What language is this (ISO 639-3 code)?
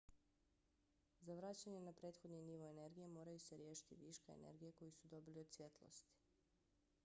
bos